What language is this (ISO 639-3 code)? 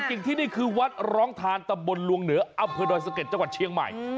tha